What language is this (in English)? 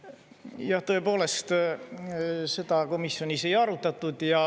Estonian